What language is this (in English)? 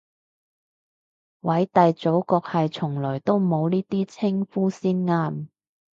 Cantonese